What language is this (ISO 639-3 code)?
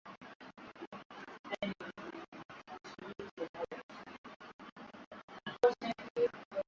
swa